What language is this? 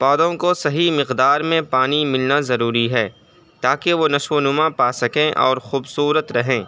Urdu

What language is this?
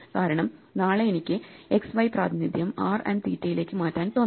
Malayalam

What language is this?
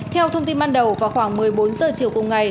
Vietnamese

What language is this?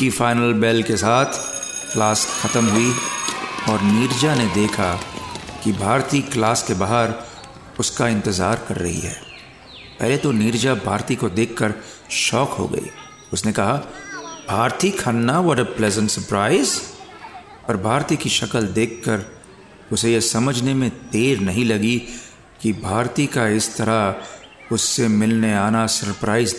Hindi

